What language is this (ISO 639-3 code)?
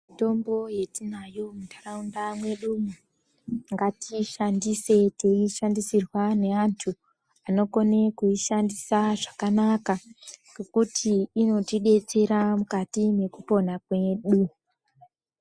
ndc